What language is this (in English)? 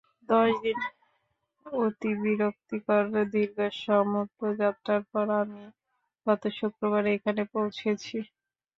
Bangla